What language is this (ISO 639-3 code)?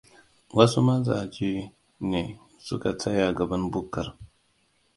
hau